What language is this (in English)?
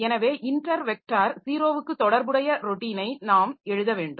Tamil